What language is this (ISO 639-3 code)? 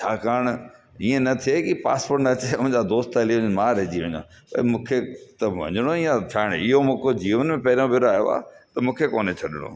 snd